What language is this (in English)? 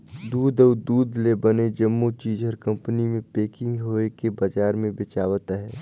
Chhattisgarhi